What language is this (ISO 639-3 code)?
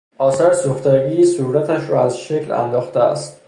fas